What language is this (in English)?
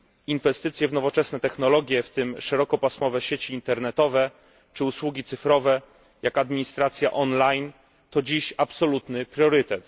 Polish